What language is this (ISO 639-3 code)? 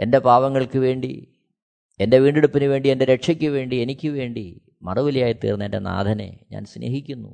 mal